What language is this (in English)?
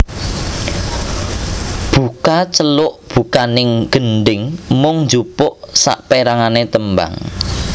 Javanese